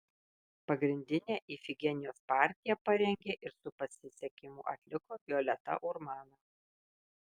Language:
Lithuanian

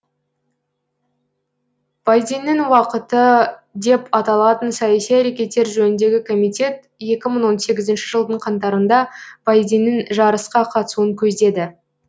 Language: Kazakh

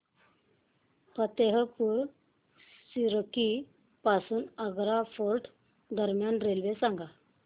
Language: Marathi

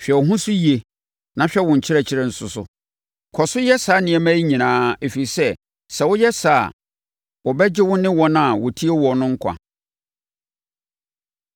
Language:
Akan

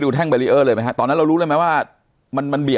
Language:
Thai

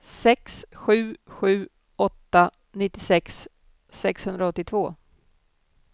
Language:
Swedish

